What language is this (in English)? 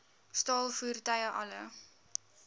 Afrikaans